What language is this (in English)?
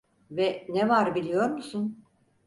Turkish